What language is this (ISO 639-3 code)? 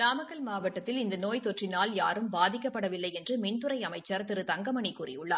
tam